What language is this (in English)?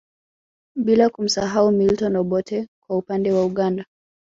Swahili